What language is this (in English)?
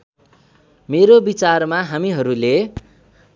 Nepali